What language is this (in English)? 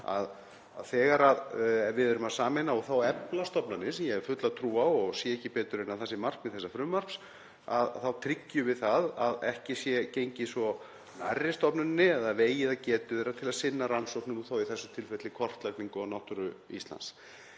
Icelandic